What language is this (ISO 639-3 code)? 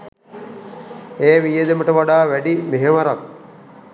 sin